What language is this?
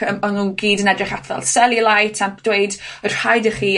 Welsh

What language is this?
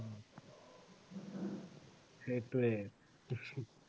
Assamese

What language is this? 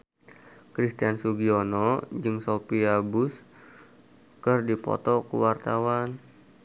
Sundanese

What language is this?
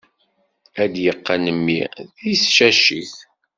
Kabyle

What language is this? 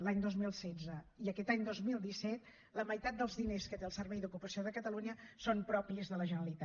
Catalan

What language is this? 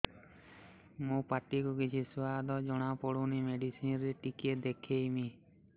Odia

